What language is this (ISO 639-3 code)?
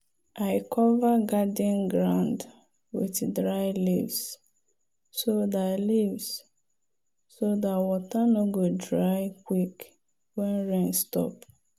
pcm